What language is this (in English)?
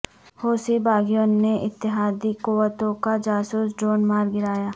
Urdu